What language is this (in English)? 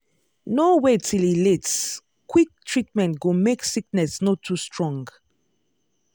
Nigerian Pidgin